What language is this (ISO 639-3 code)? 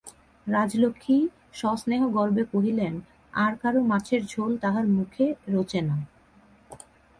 ben